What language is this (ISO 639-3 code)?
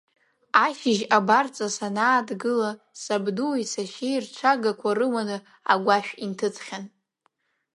abk